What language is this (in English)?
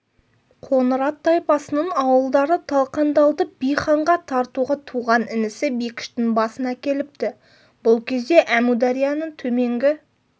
Kazakh